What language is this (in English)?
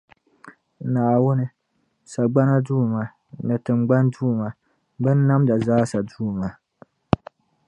Dagbani